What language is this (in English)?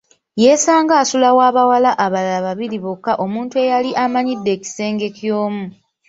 Ganda